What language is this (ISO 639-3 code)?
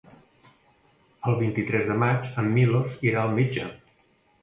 cat